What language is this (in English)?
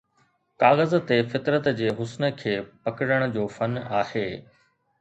Sindhi